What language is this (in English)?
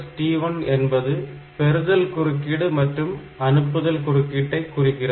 Tamil